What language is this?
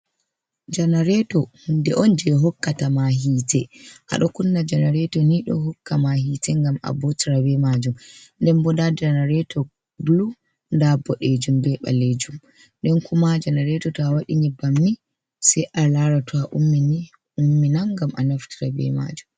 Fula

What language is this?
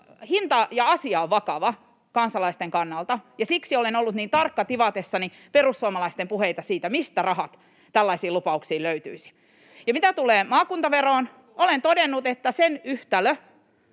Finnish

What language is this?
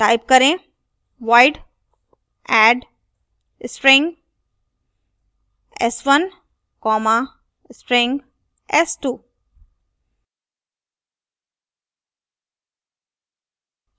Hindi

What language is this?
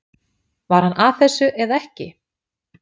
Icelandic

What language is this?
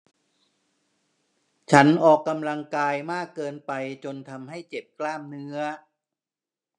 Thai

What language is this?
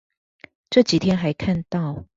Chinese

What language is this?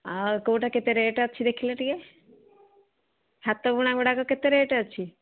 Odia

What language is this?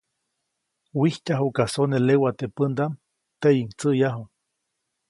Copainalá Zoque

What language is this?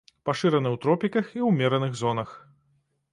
Belarusian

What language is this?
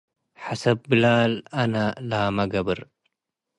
Tigre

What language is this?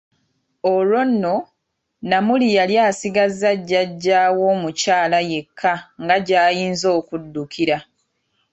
Ganda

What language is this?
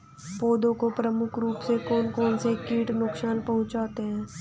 Hindi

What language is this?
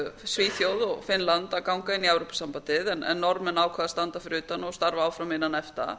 Icelandic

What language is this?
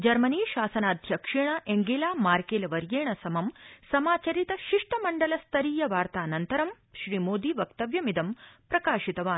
Sanskrit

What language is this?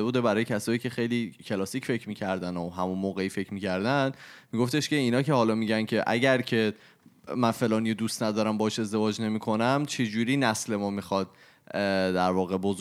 Persian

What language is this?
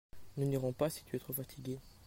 French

